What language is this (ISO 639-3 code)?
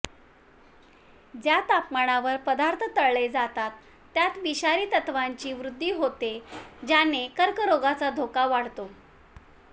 mar